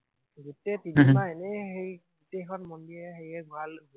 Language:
Assamese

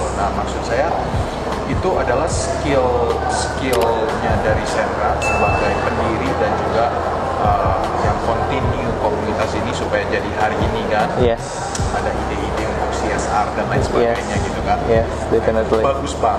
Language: Indonesian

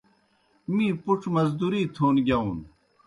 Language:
Kohistani Shina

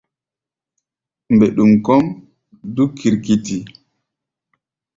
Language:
Gbaya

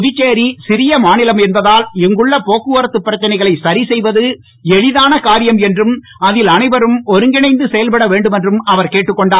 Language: Tamil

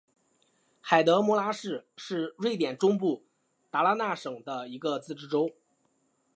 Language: Chinese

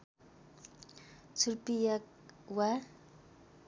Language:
Nepali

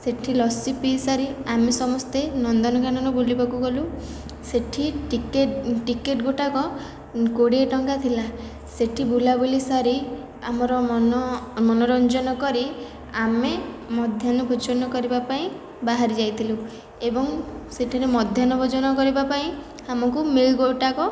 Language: Odia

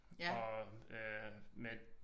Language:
Danish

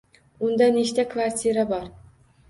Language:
Uzbek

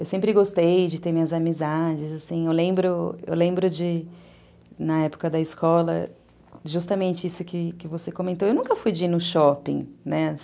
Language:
Portuguese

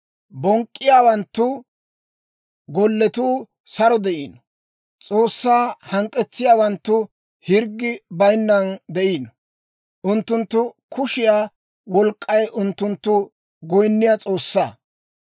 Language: Dawro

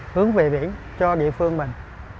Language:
Vietnamese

